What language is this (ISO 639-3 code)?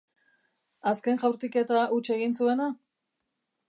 eus